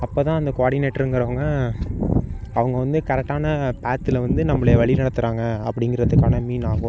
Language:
Tamil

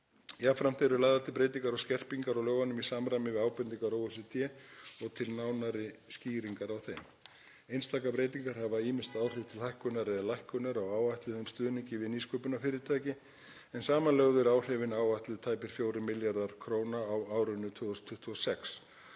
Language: Icelandic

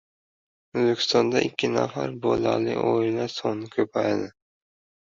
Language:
Uzbek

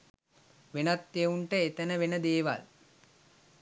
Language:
Sinhala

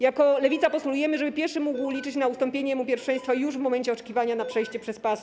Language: Polish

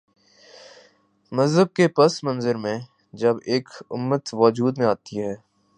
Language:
Urdu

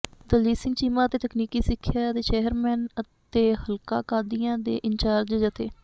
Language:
Punjabi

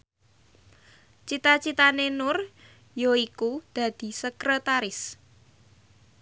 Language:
Javanese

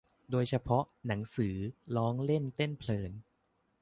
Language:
Thai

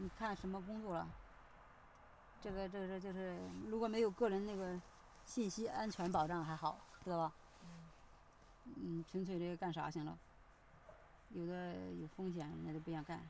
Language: Chinese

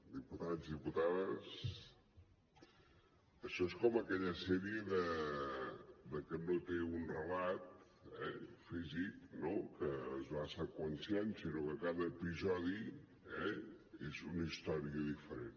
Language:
Catalan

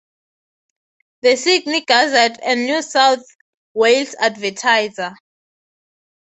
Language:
English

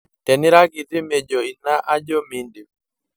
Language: Masai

